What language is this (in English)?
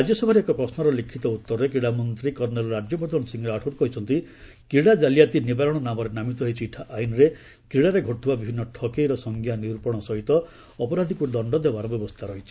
Odia